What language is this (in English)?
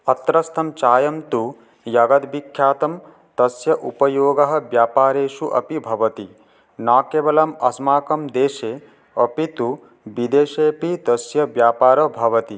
Sanskrit